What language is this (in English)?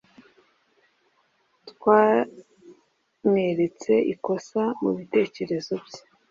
Kinyarwanda